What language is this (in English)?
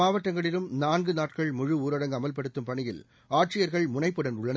Tamil